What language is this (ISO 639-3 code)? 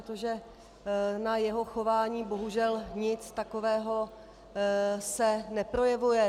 ces